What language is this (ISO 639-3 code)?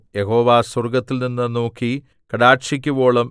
mal